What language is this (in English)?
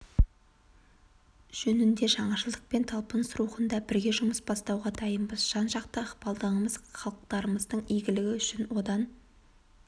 Kazakh